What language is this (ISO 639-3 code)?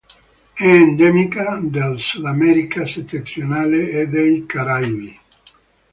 ita